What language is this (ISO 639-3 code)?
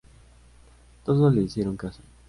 spa